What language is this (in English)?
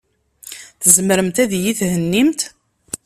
Kabyle